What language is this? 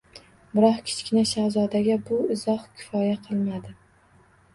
Uzbek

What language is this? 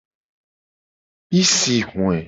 Gen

